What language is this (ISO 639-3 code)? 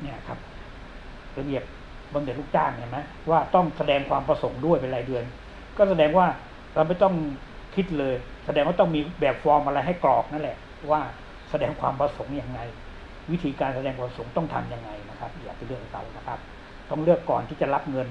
tha